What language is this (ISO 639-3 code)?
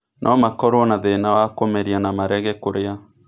kik